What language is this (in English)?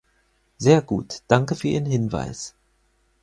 German